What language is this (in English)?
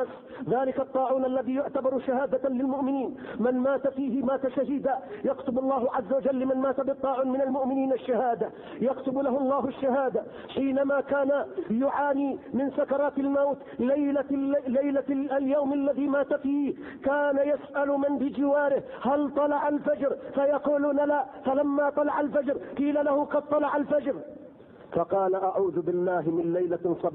Arabic